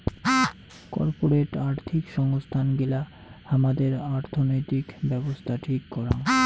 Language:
Bangla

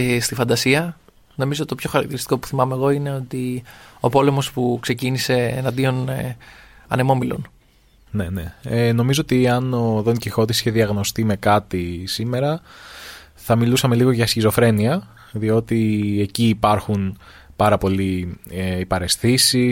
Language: Greek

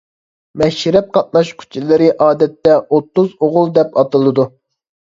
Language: Uyghur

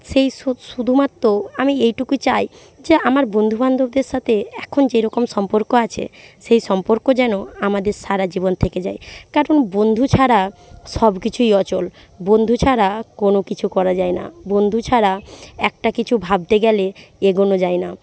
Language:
Bangla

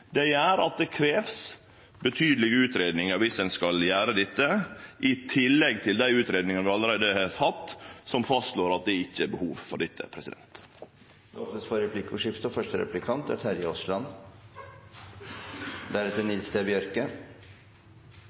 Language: Norwegian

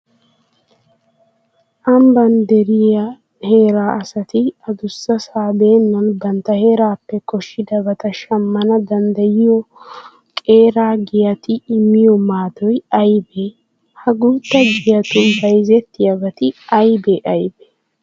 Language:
Wolaytta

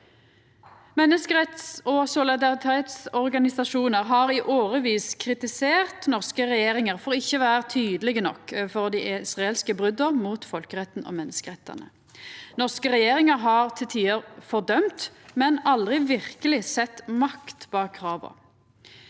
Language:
Norwegian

